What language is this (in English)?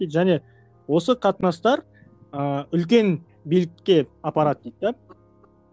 Kazakh